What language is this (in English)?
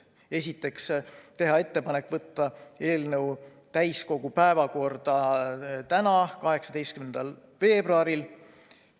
Estonian